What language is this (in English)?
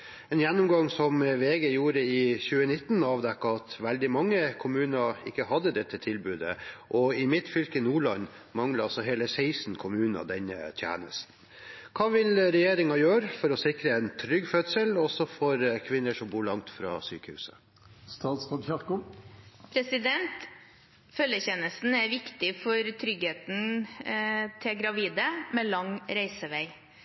Norwegian Bokmål